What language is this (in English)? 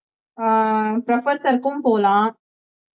Tamil